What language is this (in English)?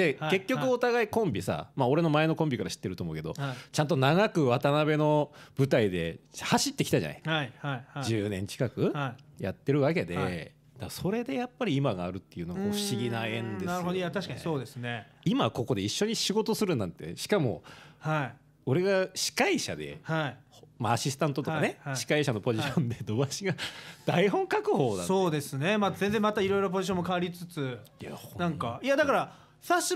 Japanese